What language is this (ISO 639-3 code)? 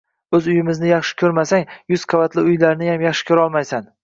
uzb